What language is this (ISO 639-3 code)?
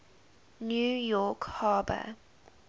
eng